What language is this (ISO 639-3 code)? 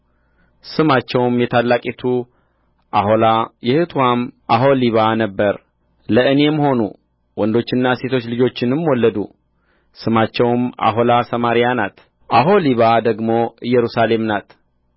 amh